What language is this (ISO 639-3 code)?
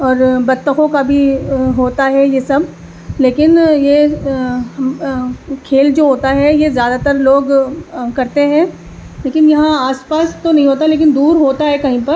urd